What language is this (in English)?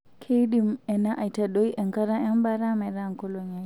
Masai